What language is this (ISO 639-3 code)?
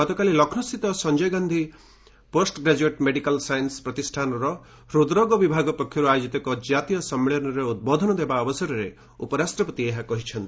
ori